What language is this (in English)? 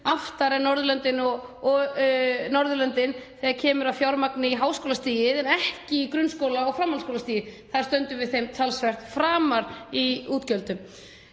Icelandic